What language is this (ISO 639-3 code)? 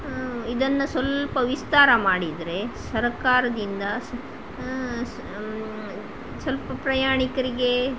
kan